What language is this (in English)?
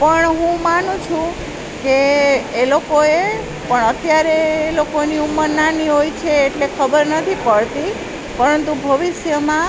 Gujarati